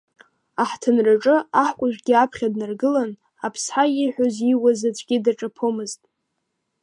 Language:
Abkhazian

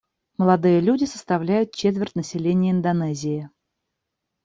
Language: Russian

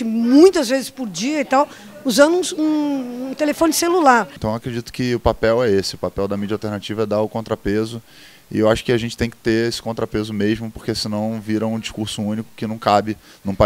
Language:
Portuguese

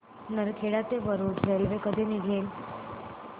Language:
Marathi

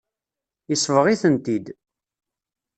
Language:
Kabyle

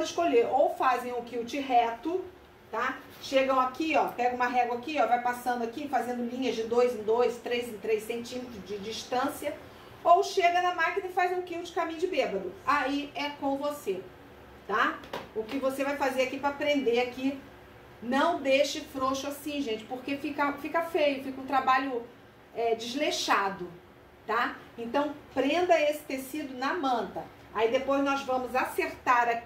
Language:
Portuguese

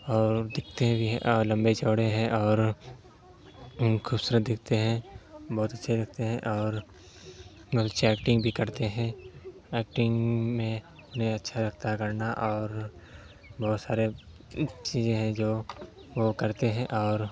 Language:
Urdu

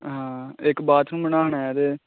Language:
Dogri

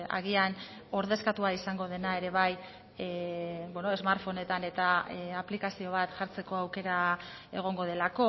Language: Basque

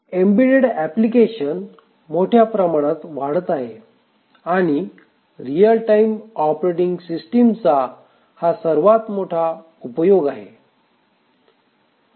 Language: Marathi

